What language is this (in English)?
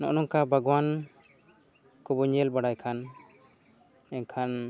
Santali